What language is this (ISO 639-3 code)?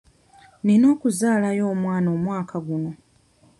lug